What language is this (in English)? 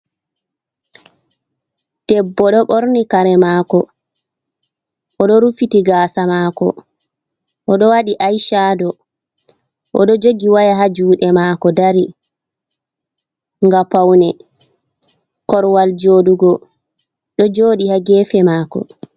Fula